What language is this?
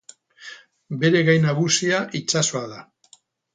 Basque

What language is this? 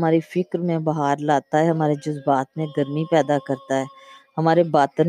Urdu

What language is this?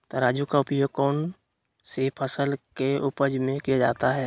Magahi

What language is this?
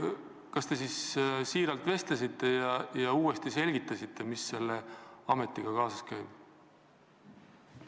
Estonian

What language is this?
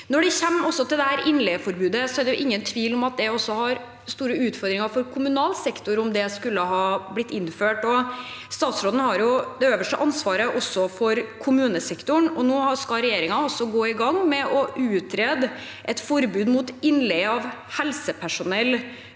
Norwegian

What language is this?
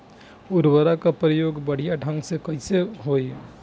Bhojpuri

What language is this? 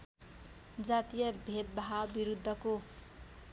Nepali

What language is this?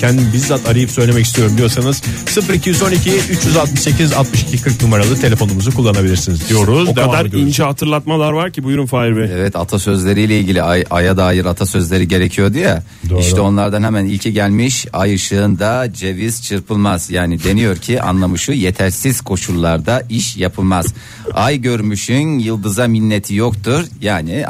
Turkish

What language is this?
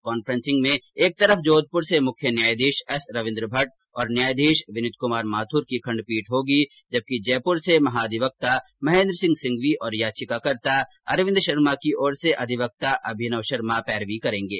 Hindi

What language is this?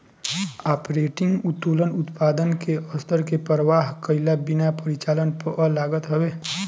Bhojpuri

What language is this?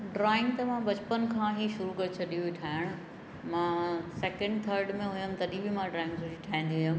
Sindhi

